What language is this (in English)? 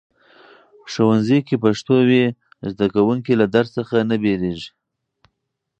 Pashto